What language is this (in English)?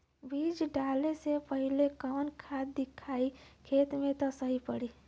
Bhojpuri